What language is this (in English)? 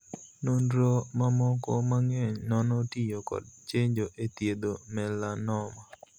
Luo (Kenya and Tanzania)